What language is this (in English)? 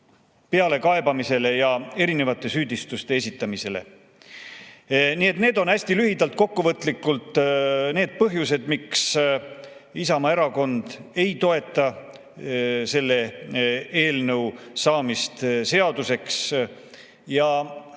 Estonian